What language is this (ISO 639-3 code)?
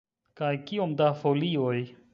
epo